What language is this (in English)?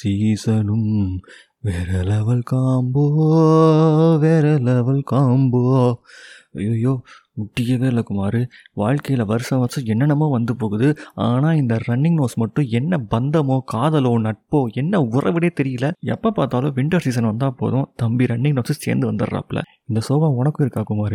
Tamil